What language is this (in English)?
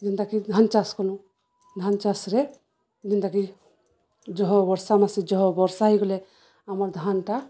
Odia